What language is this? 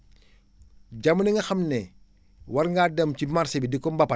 Wolof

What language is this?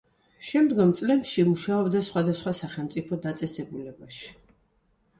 Georgian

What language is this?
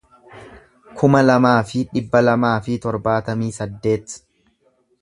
Oromo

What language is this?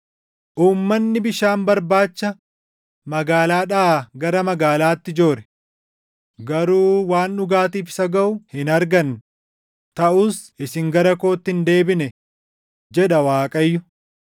Oromo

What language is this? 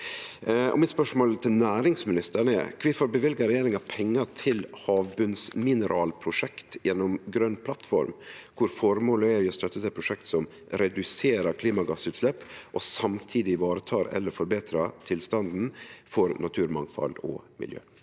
Norwegian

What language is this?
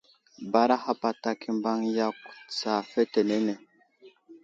Wuzlam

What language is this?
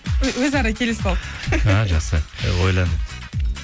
Kazakh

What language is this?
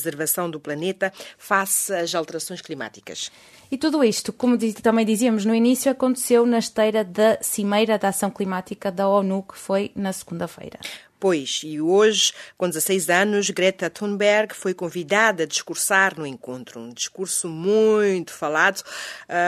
Portuguese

